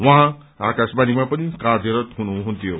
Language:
Nepali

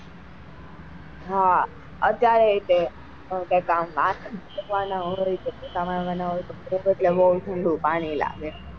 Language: Gujarati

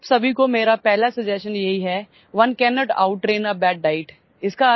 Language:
Odia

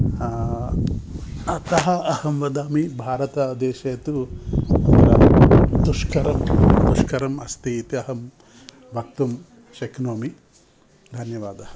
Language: Sanskrit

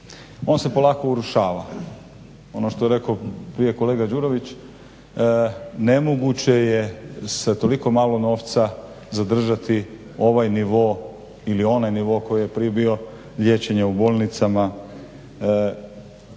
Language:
Croatian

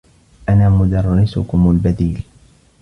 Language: Arabic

